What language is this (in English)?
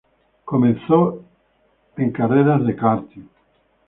Spanish